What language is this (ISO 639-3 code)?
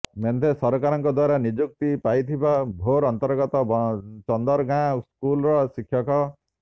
ori